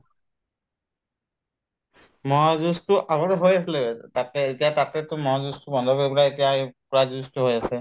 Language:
Assamese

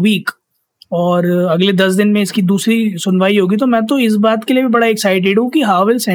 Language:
Hindi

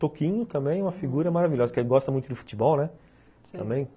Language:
Portuguese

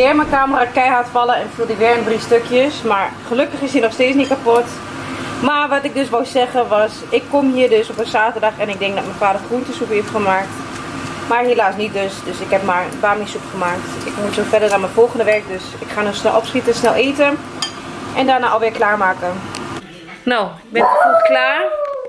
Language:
Dutch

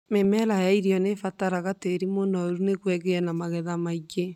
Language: Kikuyu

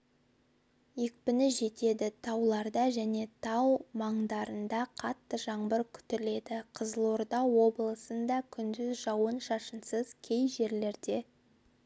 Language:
Kazakh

